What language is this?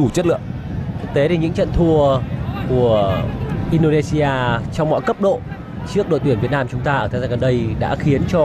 Vietnamese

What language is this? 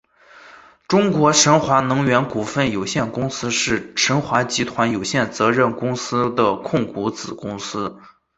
Chinese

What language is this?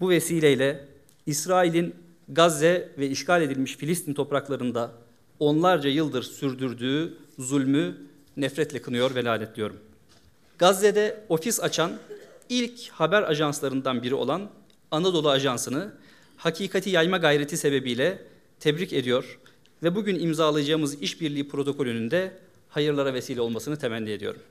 Turkish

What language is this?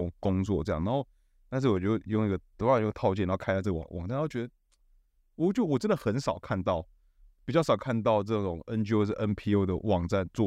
Chinese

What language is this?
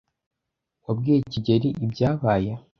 Kinyarwanda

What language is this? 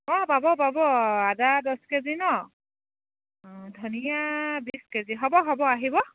Assamese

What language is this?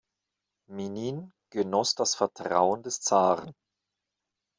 German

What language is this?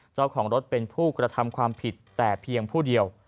Thai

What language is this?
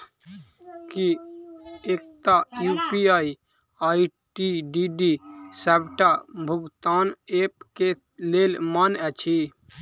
Maithili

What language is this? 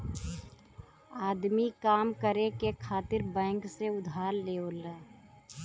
Bhojpuri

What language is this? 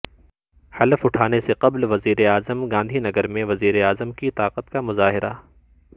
Urdu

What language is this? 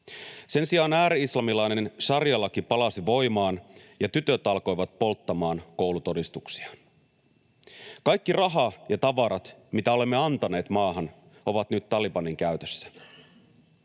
Finnish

